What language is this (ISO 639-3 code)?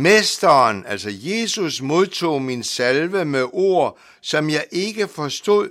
dan